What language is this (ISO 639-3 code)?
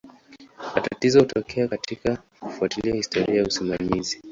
swa